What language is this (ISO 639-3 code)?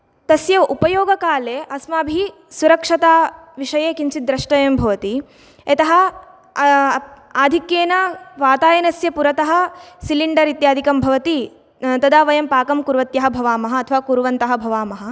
san